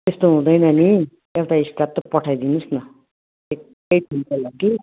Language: Nepali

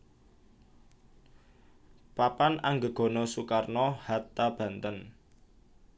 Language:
Javanese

